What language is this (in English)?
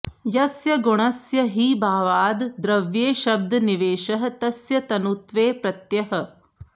Sanskrit